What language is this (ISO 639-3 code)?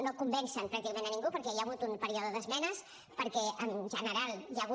cat